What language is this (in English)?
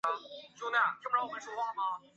Chinese